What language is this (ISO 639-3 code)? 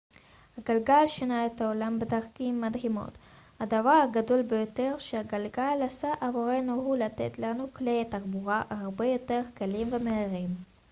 heb